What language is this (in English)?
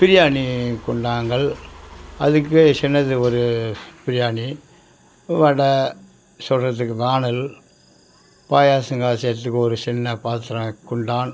Tamil